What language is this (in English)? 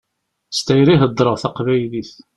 Kabyle